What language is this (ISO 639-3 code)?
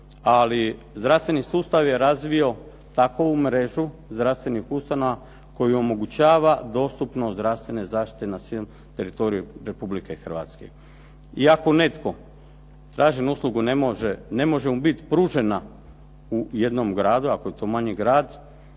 hrv